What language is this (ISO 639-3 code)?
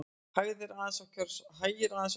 isl